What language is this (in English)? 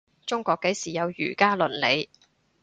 Cantonese